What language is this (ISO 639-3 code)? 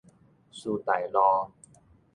nan